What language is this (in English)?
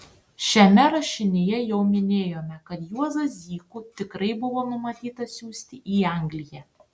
Lithuanian